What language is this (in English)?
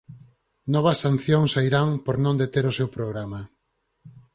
Galician